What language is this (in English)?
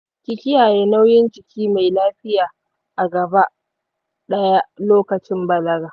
Hausa